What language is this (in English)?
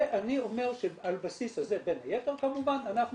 Hebrew